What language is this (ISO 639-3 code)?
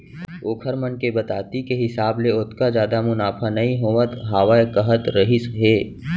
hne